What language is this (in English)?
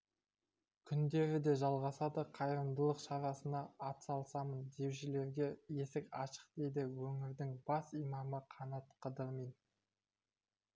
Kazakh